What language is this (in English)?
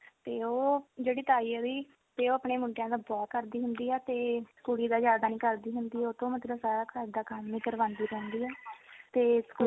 Punjabi